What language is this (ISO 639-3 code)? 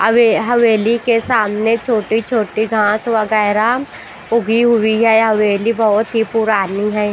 hin